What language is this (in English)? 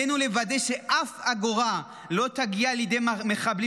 Hebrew